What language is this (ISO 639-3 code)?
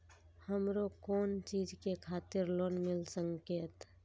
mai